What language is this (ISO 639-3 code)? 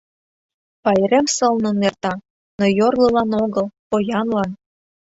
chm